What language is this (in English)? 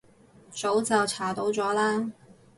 Cantonese